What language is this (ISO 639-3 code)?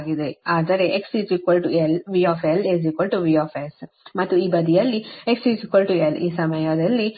kan